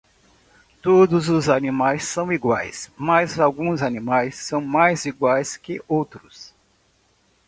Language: Portuguese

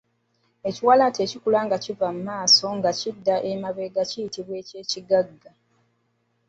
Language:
Ganda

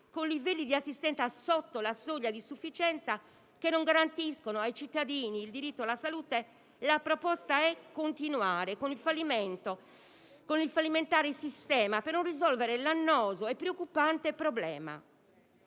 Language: Italian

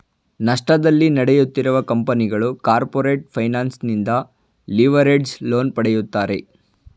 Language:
Kannada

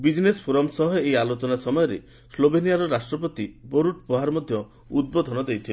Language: Odia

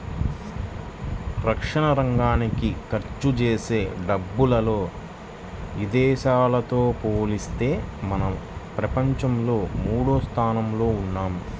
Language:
Telugu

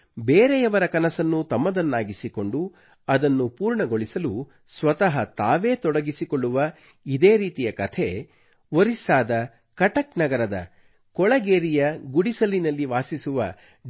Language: Kannada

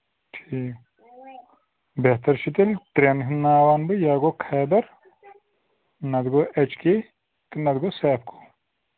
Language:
Kashmiri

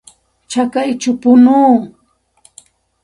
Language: Santa Ana de Tusi Pasco Quechua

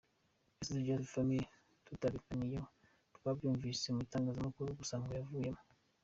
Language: Kinyarwanda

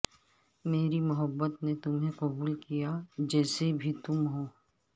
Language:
Urdu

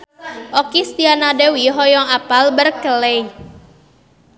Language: Sundanese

